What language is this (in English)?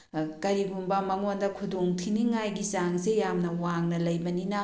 Manipuri